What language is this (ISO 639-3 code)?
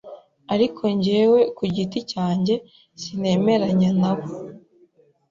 kin